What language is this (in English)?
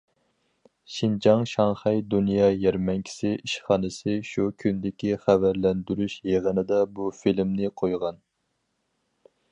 Uyghur